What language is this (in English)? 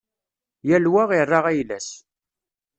Kabyle